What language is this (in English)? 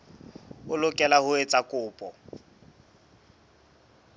Southern Sotho